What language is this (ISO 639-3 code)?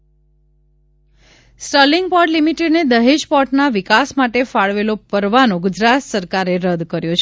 guj